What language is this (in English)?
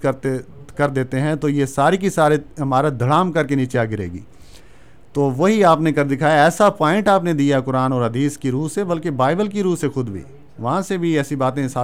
Urdu